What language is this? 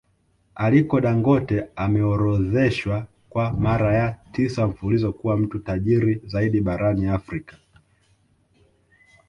Swahili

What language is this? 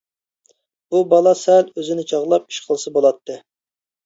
Uyghur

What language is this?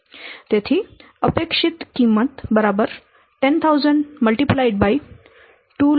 Gujarati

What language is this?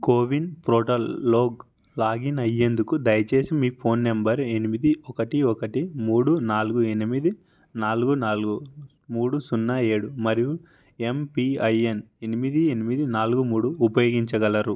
Telugu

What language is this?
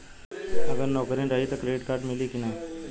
Bhojpuri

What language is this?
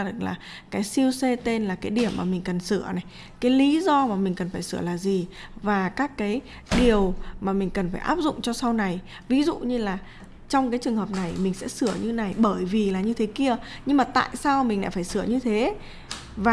Vietnamese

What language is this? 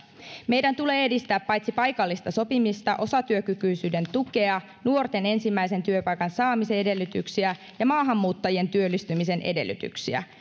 Finnish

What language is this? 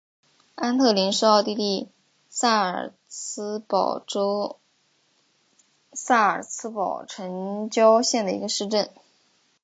Chinese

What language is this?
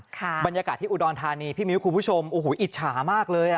Thai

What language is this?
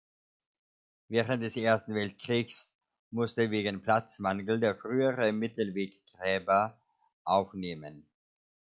German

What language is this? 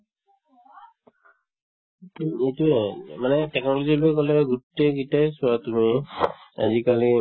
Assamese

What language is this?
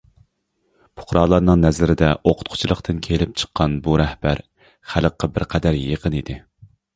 Uyghur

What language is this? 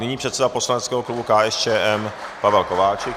Czech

